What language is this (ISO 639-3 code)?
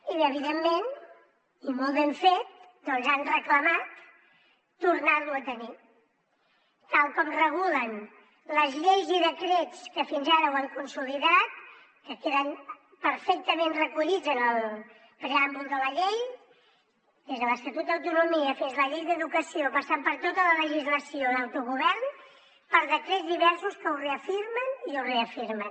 cat